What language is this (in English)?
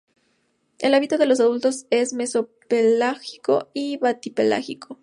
Spanish